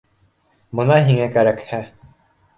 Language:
Bashkir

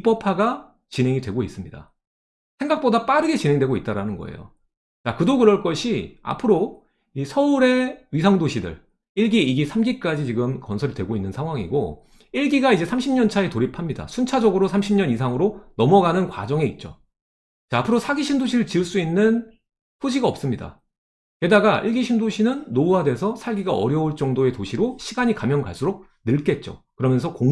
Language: Korean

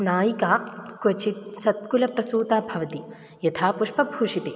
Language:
Sanskrit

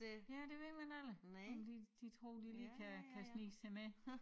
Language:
Danish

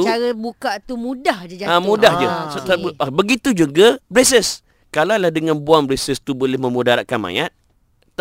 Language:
Malay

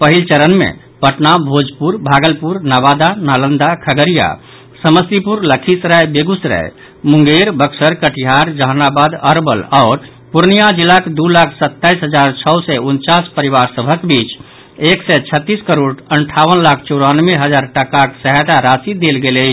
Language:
Maithili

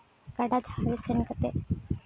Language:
Santali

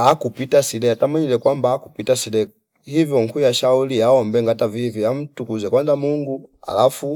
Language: Fipa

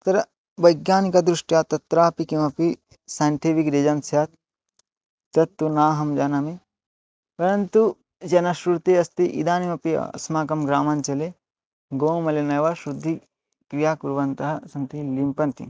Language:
Sanskrit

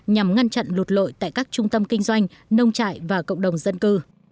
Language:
Vietnamese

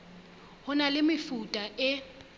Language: Southern Sotho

